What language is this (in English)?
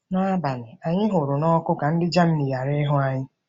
Igbo